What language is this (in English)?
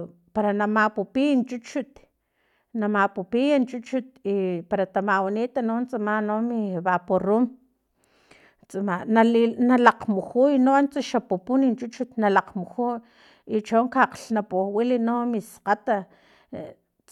Filomena Mata-Coahuitlán Totonac